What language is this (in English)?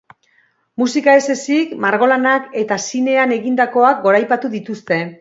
Basque